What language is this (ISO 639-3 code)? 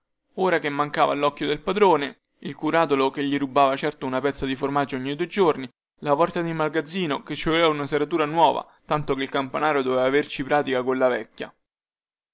ita